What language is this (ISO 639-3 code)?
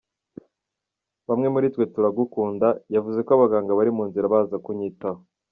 kin